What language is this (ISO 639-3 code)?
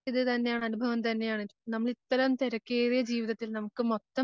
mal